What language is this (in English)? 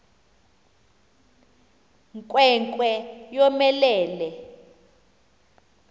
Xhosa